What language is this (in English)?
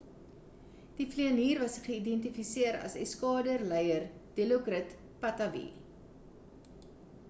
Afrikaans